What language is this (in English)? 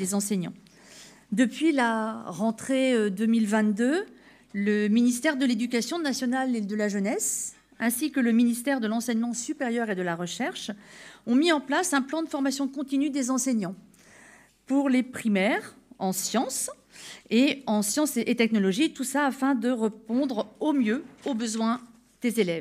French